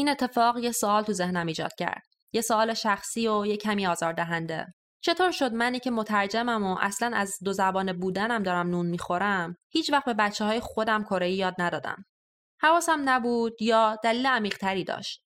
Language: Persian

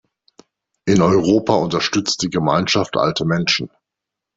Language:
German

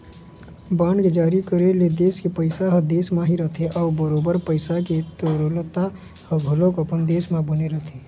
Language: Chhattisgarhi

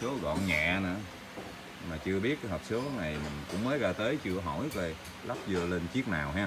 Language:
Vietnamese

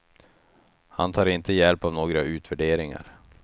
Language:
Swedish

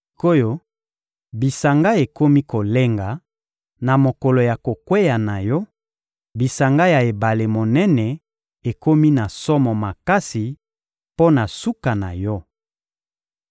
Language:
Lingala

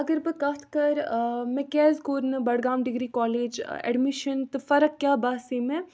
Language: Kashmiri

